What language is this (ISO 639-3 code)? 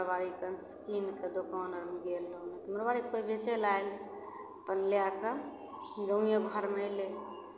mai